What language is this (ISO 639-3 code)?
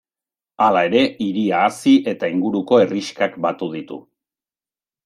eus